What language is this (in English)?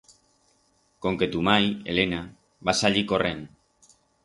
Aragonese